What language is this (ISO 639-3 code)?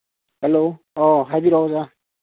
mni